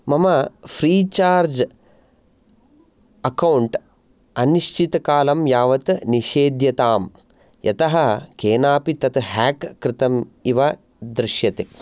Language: Sanskrit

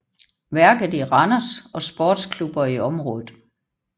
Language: Danish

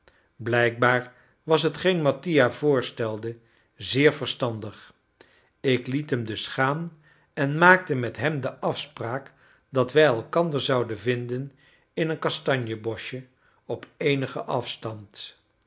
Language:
Dutch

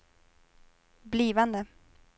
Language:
Swedish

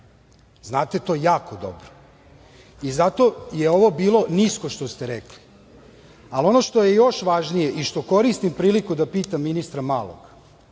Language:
Serbian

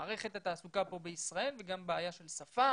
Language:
Hebrew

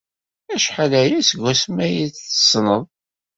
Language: Kabyle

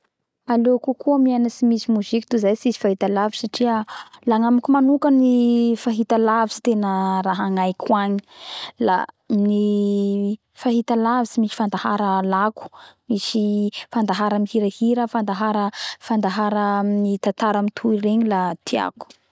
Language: Bara Malagasy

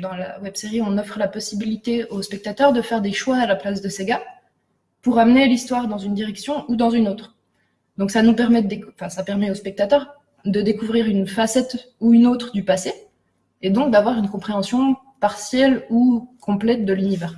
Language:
French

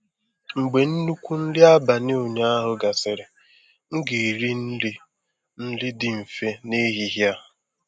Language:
Igbo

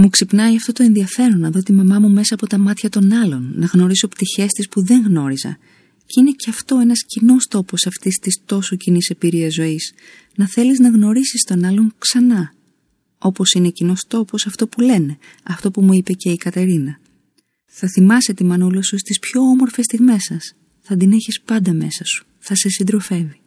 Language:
Greek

